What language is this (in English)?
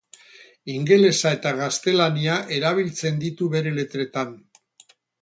Basque